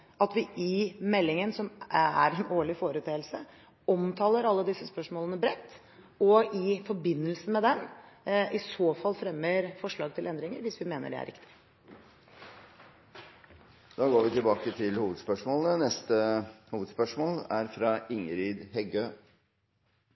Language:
Norwegian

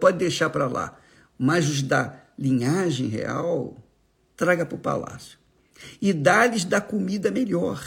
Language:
Portuguese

